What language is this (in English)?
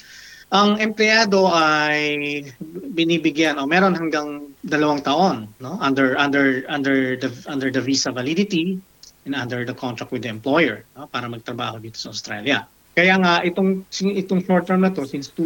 Filipino